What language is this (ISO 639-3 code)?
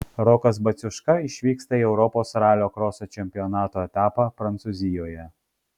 lit